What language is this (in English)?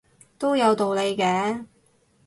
Cantonese